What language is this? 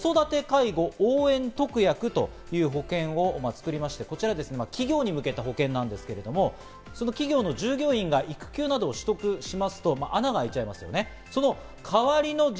Japanese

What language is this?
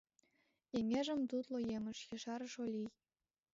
Mari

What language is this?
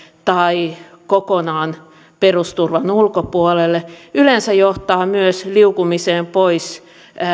Finnish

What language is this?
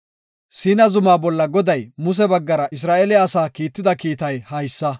Gofa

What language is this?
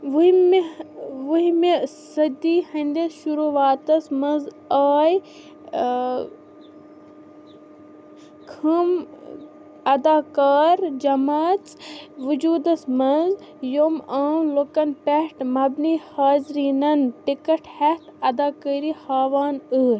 Kashmiri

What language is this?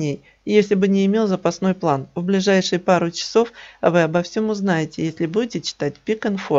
Russian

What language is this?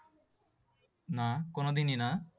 Bangla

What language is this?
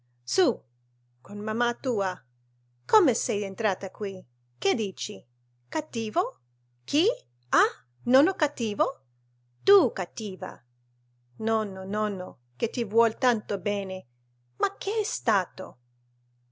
Italian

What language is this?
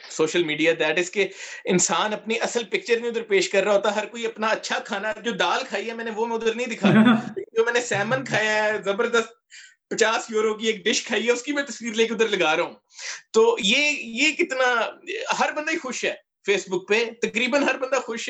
Urdu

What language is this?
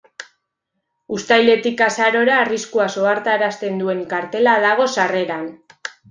Basque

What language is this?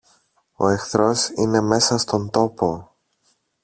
Greek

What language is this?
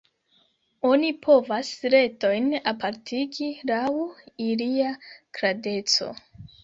Esperanto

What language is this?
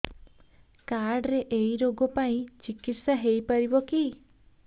Odia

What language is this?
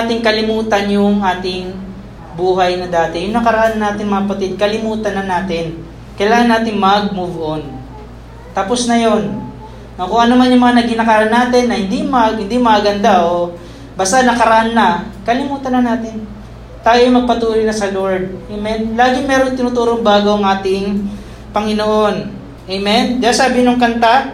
Filipino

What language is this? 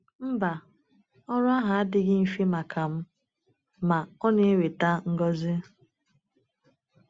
Igbo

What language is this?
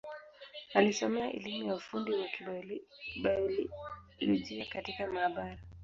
Swahili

